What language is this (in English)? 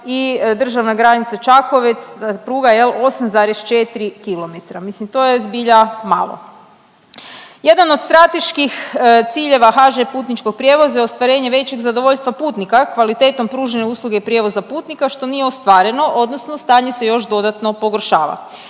Croatian